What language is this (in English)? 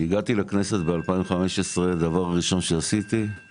Hebrew